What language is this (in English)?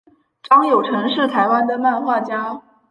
Chinese